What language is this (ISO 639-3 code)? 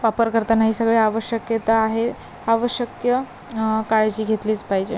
mar